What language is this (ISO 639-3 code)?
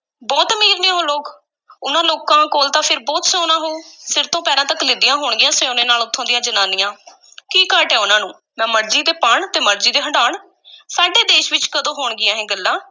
pan